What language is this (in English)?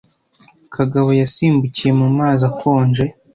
Kinyarwanda